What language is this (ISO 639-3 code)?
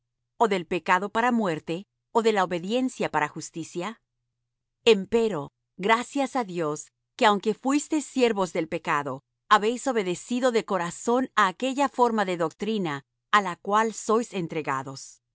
spa